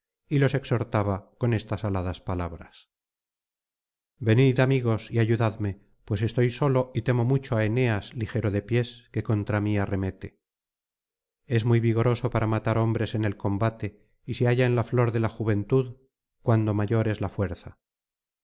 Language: Spanish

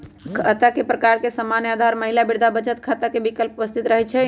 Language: Magahi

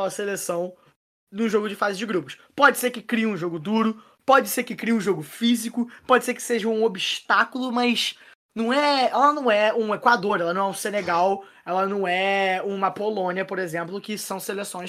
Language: Portuguese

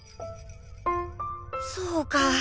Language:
Japanese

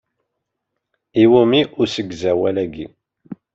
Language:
Kabyle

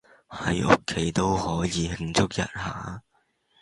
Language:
Cantonese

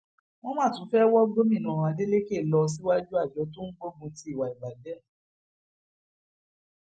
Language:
Yoruba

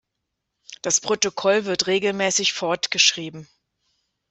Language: German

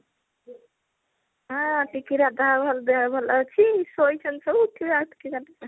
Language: Odia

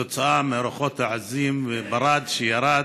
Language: Hebrew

